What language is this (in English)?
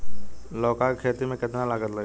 Bhojpuri